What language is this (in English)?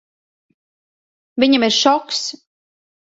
Latvian